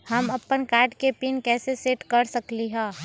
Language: Magahi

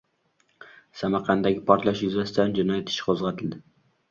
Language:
Uzbek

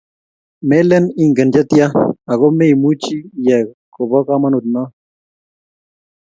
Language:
Kalenjin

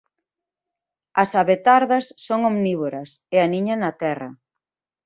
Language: Galician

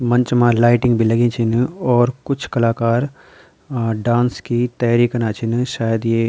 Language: Garhwali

